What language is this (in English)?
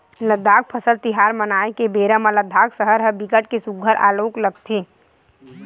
Chhattisgarhi